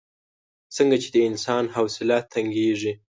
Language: Pashto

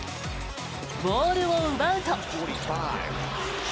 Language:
Japanese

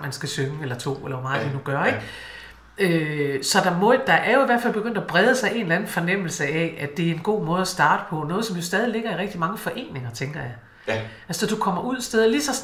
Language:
Danish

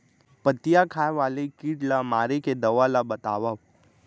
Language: Chhattisgarhi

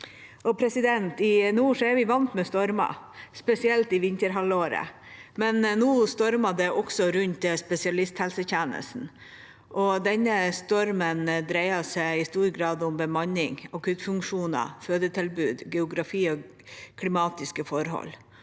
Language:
Norwegian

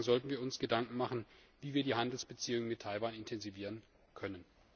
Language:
German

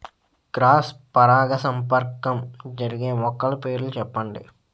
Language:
Telugu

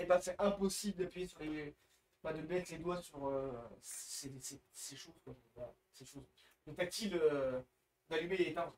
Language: French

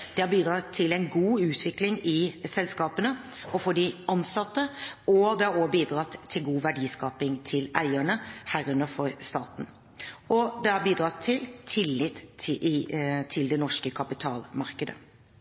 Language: Norwegian Bokmål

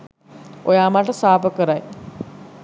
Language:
Sinhala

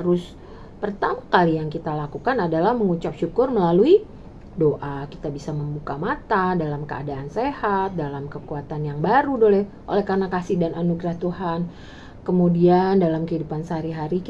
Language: Indonesian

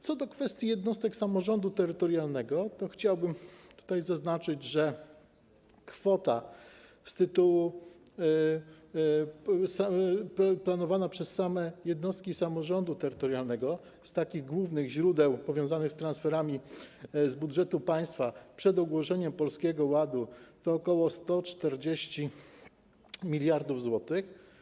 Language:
Polish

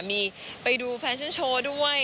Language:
Thai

